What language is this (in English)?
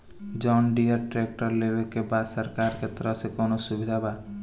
Bhojpuri